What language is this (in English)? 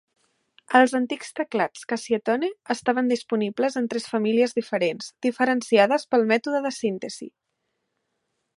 Catalan